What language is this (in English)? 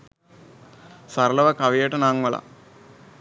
Sinhala